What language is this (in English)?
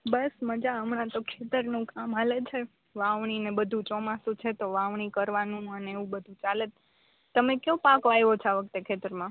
Gujarati